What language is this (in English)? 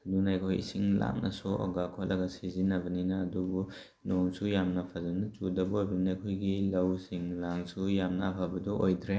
Manipuri